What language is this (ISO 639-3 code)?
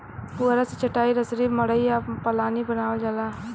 bho